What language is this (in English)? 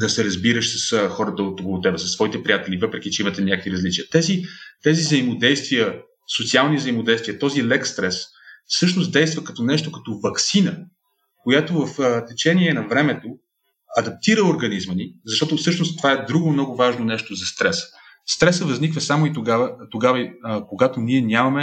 Bulgarian